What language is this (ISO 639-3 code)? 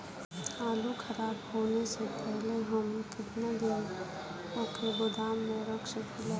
bho